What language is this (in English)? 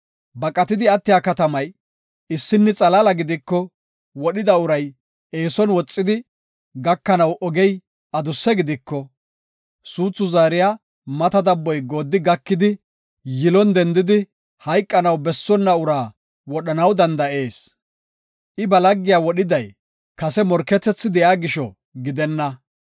Gofa